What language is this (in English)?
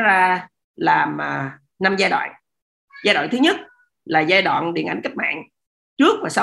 Vietnamese